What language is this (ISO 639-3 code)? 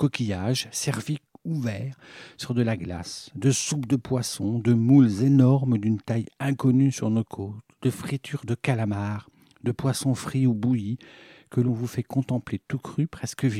fra